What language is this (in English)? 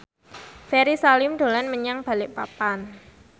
Javanese